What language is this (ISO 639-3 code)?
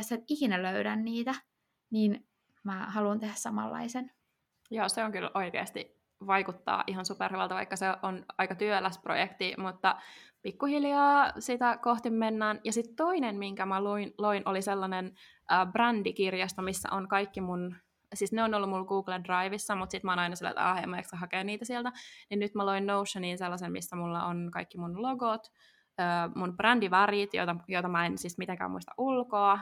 fin